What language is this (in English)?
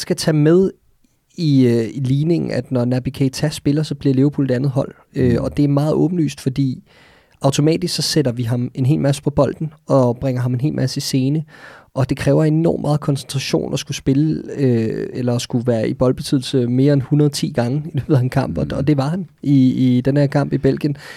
Danish